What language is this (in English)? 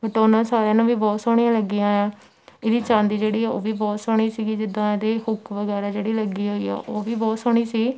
Punjabi